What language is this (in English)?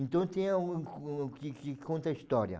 Portuguese